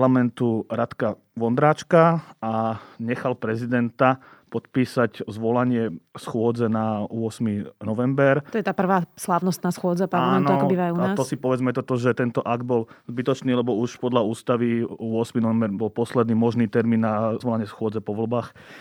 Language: Slovak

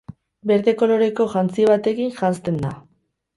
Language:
Basque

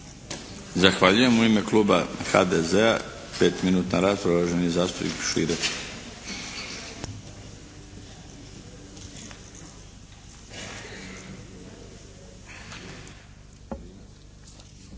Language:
Croatian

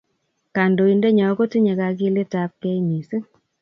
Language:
Kalenjin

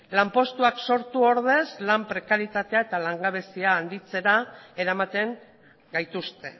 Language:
Basque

